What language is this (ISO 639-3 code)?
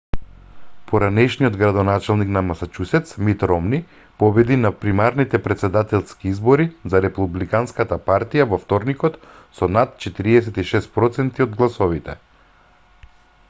mkd